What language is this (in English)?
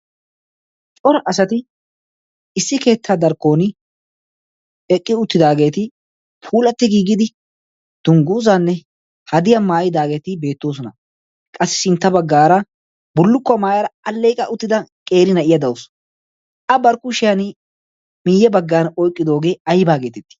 Wolaytta